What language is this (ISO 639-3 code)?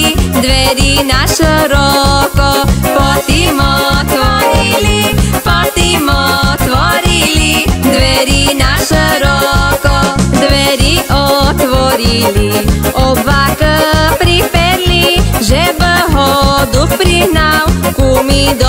ron